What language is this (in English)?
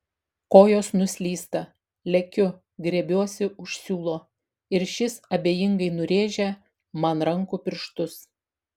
Lithuanian